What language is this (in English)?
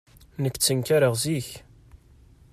Kabyle